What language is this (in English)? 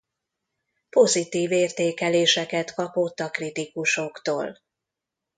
Hungarian